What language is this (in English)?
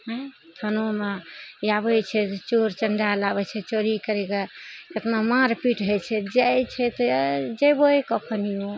Maithili